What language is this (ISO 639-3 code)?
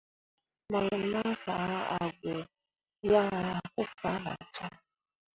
mua